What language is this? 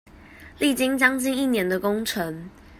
Chinese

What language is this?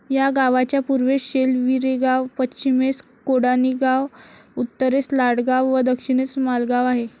Marathi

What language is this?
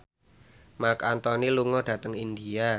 Javanese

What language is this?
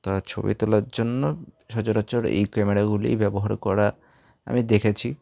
Bangla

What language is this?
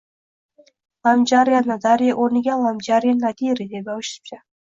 Uzbek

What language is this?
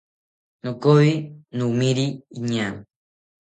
South Ucayali Ashéninka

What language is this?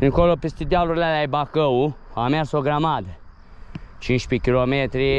Romanian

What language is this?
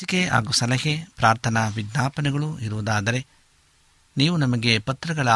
Kannada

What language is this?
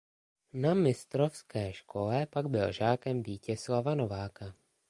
Czech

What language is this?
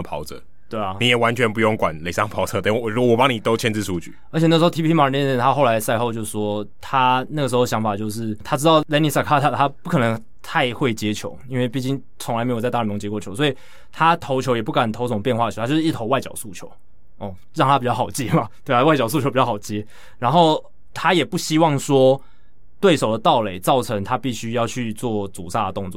Chinese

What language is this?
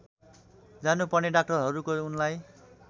Nepali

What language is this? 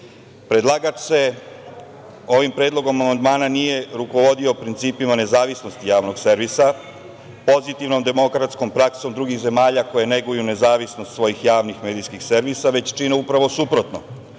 Serbian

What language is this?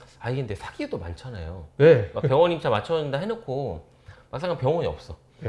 Korean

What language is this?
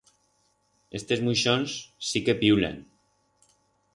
Aragonese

